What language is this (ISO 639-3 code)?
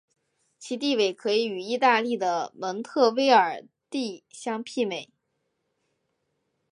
zho